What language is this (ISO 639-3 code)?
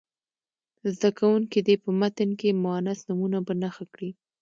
pus